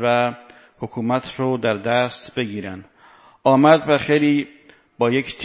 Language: Persian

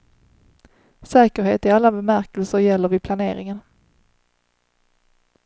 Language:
Swedish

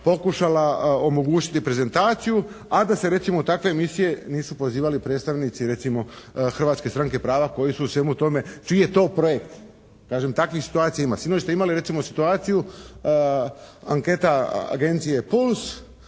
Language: Croatian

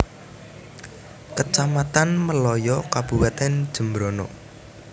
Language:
Javanese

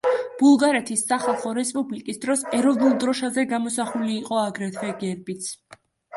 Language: Georgian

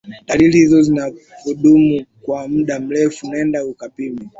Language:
Swahili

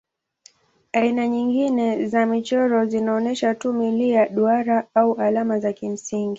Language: Swahili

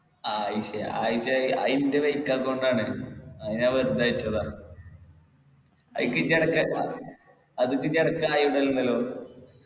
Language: Malayalam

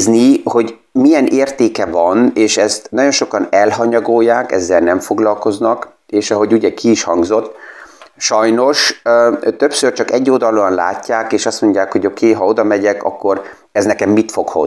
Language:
Hungarian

